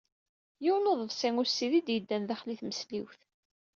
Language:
Kabyle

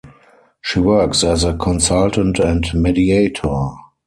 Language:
English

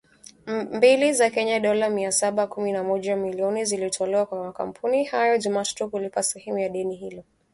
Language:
Swahili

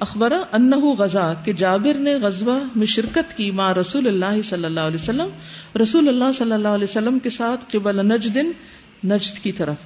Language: Urdu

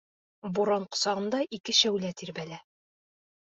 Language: Bashkir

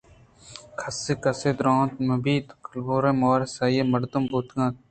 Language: Eastern Balochi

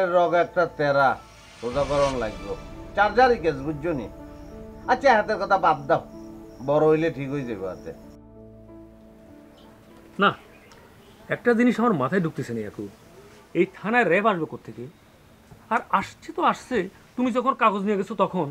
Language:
Bangla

